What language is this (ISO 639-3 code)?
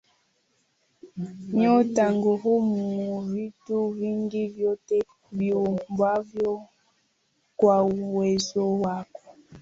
swa